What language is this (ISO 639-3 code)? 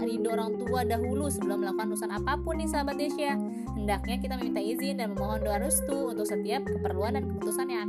ind